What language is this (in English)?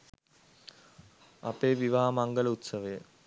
Sinhala